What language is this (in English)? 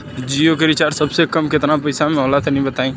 Bhojpuri